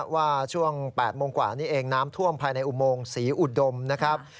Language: Thai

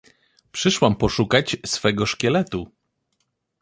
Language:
Polish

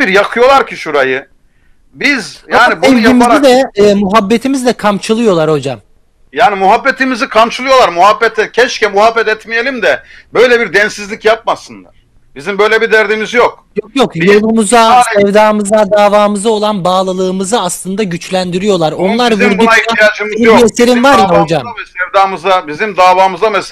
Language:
Turkish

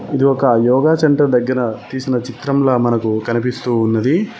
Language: Telugu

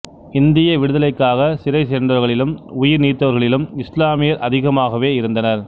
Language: Tamil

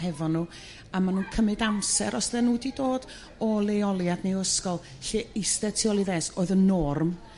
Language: Welsh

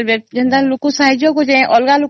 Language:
Odia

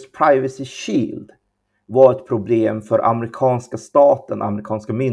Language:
Swedish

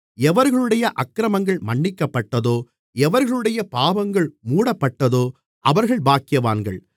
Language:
Tamil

